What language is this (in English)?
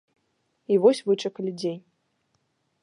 Belarusian